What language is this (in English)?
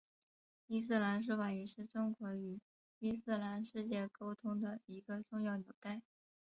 Chinese